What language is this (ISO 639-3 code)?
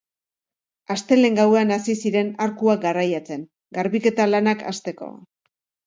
eus